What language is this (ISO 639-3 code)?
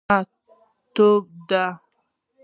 pus